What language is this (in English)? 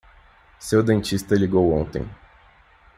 Portuguese